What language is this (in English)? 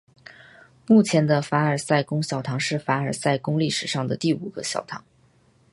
Chinese